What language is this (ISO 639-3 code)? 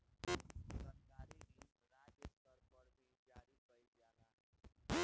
bho